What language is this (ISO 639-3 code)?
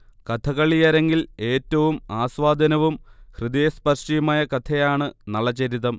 mal